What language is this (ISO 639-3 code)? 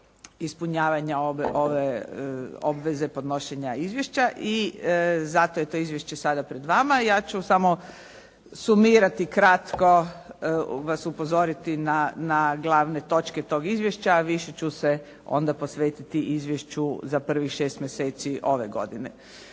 hrv